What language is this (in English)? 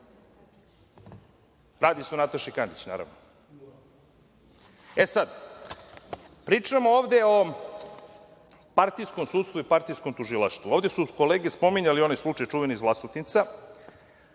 Serbian